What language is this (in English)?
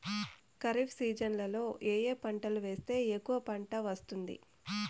Telugu